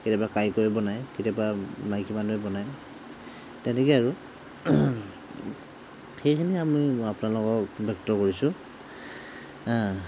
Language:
Assamese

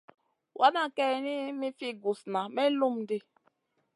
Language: Masana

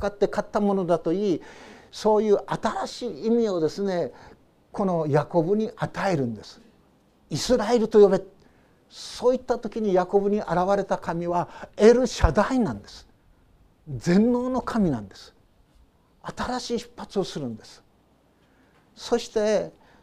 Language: Japanese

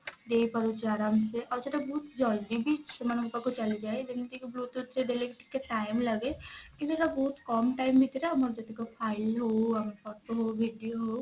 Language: Odia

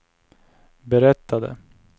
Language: Swedish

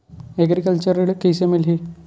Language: Chhattisgarhi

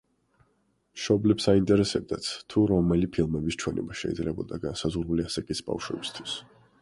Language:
Georgian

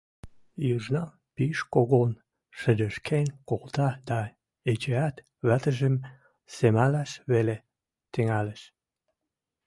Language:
Western Mari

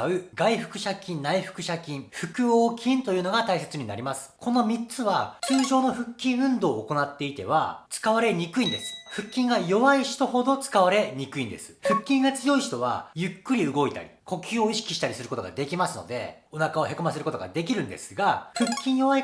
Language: Japanese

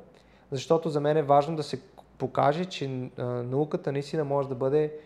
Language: Bulgarian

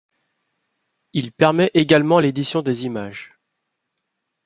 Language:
French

